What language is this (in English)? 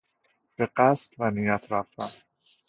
Persian